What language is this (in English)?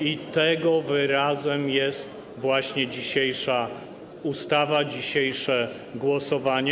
Polish